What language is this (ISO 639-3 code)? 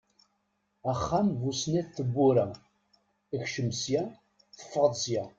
kab